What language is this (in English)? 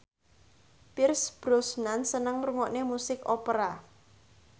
Javanese